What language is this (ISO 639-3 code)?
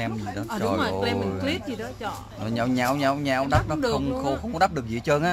vie